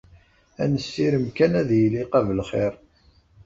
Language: Kabyle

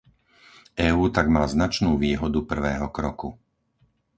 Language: Slovak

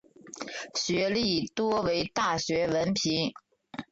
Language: Chinese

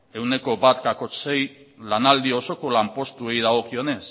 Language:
Basque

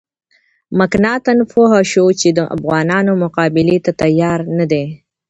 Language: Pashto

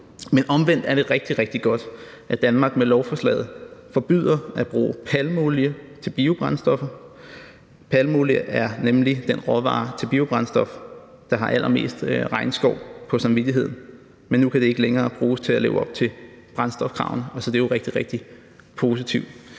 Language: Danish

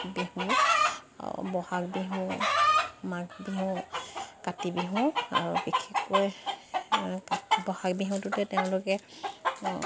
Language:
Assamese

